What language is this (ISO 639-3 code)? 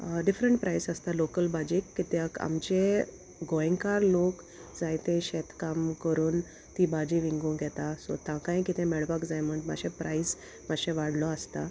kok